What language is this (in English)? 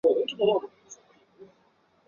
Chinese